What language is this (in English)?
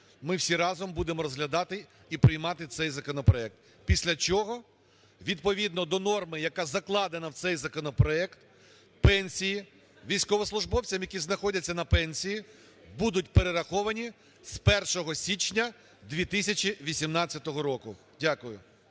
Ukrainian